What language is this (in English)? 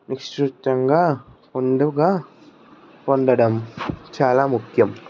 Telugu